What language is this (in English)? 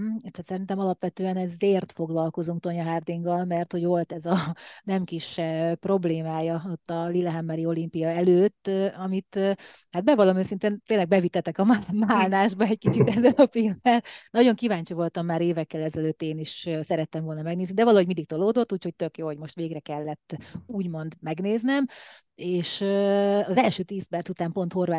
Hungarian